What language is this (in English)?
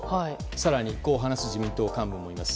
Japanese